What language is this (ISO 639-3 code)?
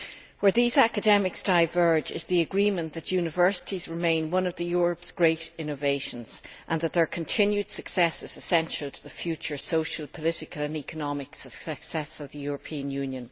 eng